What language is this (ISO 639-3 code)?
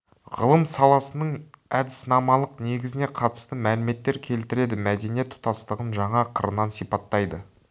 kaz